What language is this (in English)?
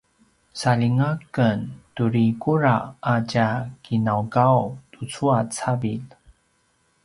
Paiwan